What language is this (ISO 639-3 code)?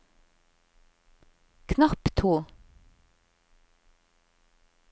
nor